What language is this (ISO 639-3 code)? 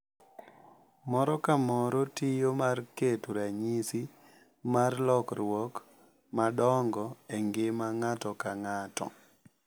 luo